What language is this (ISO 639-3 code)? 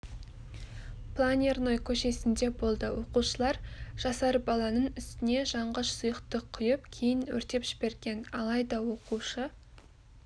kaz